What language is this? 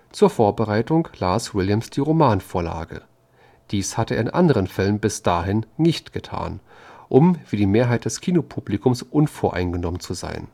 German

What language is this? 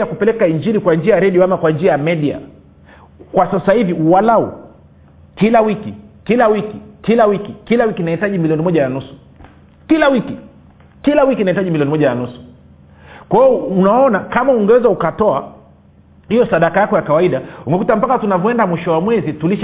Swahili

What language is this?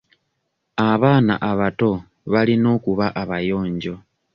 Ganda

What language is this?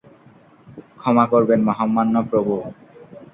Bangla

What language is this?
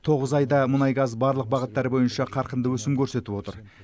Kazakh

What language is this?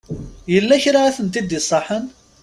Kabyle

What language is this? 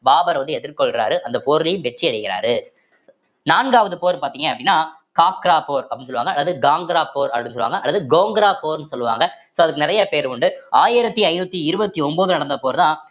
Tamil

